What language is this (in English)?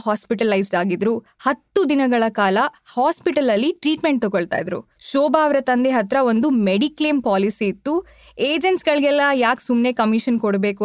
Kannada